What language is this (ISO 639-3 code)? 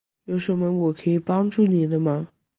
zho